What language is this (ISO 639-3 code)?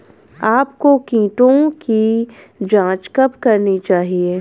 hin